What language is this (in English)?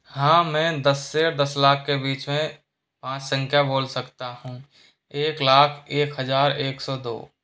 Hindi